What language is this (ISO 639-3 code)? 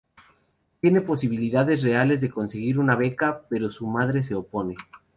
spa